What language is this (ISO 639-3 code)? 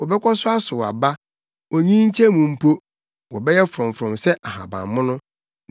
aka